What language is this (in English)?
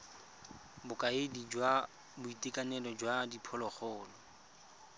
Tswana